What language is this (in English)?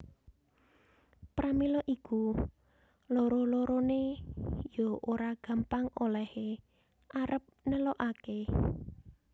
Javanese